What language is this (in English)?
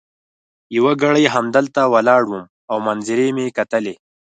Pashto